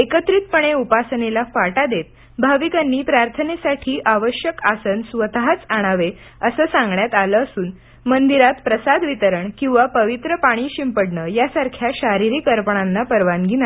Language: Marathi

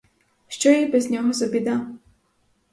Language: Ukrainian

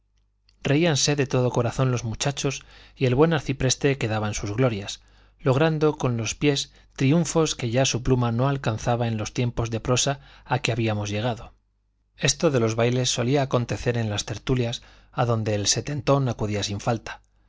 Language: Spanish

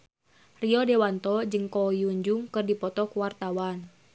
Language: Sundanese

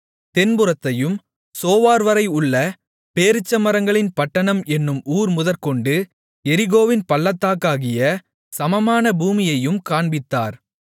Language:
Tamil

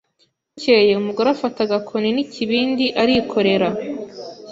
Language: Kinyarwanda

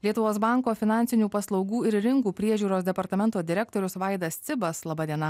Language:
Lithuanian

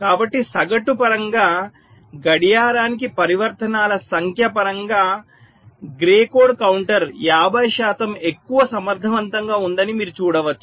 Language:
Telugu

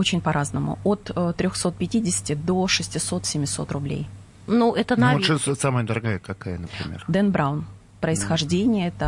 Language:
Russian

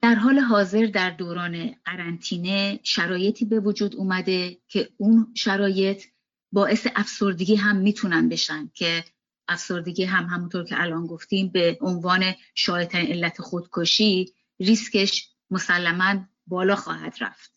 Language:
Persian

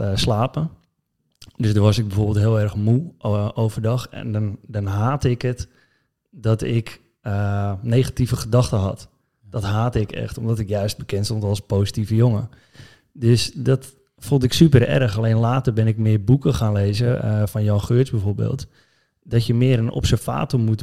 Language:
Dutch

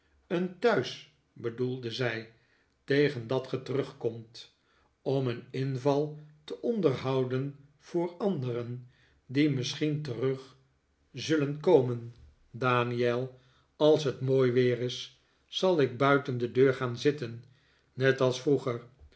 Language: Dutch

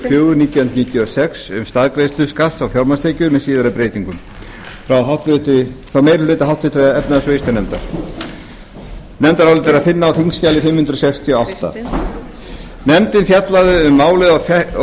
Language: Icelandic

